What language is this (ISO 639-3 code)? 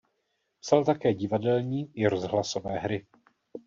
ces